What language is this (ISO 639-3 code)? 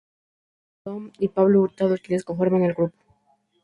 spa